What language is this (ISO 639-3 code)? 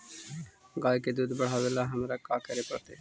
mag